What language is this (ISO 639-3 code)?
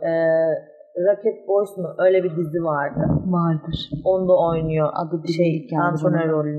tur